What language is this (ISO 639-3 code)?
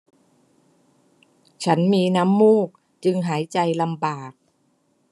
tha